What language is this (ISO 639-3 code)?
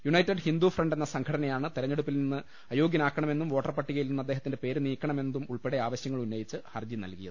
mal